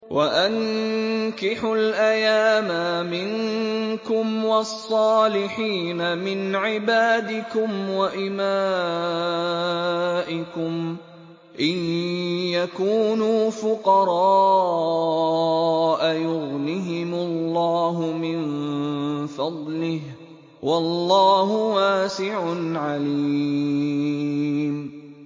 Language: Arabic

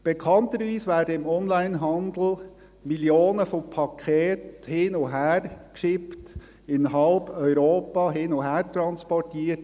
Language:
Swiss German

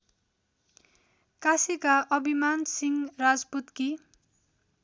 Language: Nepali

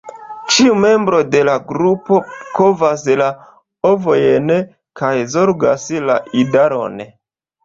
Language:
Esperanto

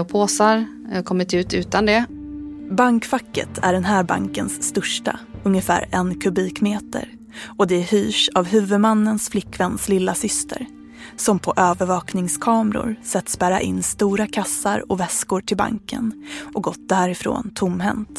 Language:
Swedish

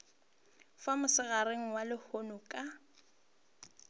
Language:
Northern Sotho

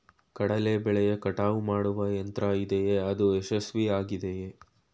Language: Kannada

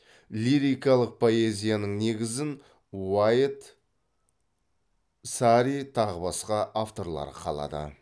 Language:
Kazakh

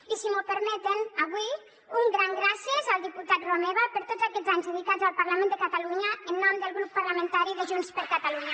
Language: Catalan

